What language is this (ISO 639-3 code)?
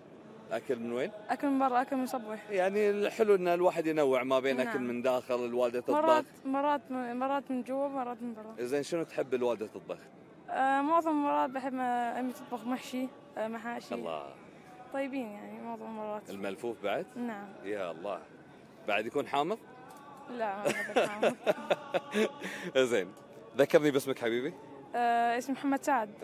ara